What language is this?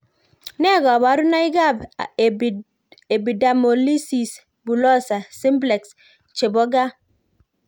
Kalenjin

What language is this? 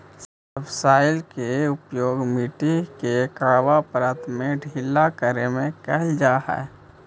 Magahi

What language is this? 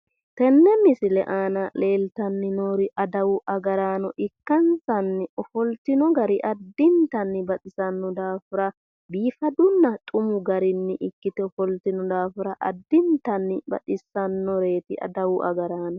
Sidamo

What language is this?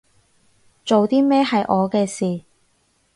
Cantonese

